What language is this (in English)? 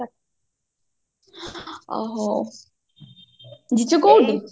Odia